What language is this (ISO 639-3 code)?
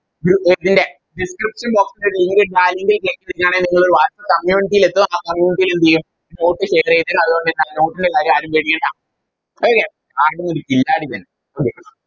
mal